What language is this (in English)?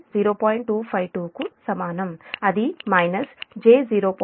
Telugu